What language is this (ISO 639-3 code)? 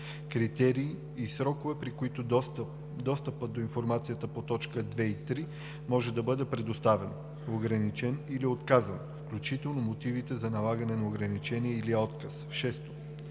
bul